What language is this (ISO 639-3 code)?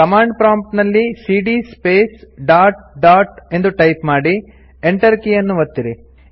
kan